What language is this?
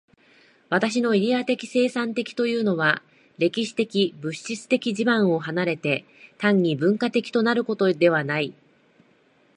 Japanese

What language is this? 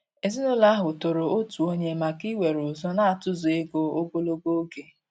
Igbo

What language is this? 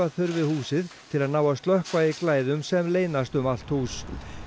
Icelandic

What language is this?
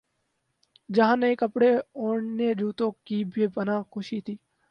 Urdu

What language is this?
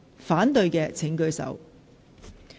Cantonese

